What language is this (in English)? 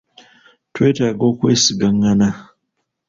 Ganda